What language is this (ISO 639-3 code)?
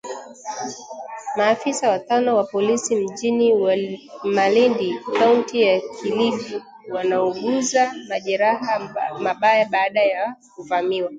swa